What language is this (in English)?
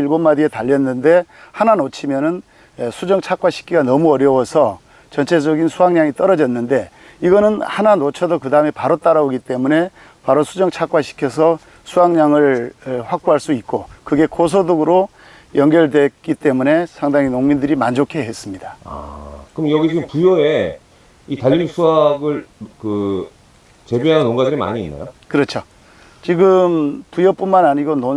Korean